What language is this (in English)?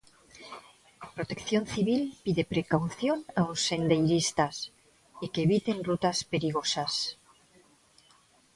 Galician